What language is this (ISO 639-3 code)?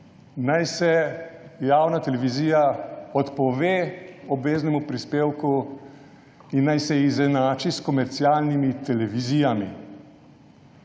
slv